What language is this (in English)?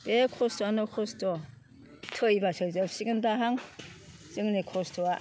Bodo